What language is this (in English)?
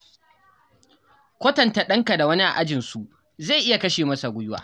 Hausa